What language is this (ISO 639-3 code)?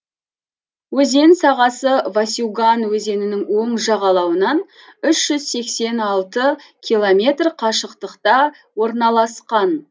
kaz